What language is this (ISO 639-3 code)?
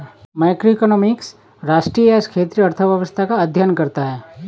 hin